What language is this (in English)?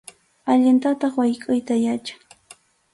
Arequipa-La Unión Quechua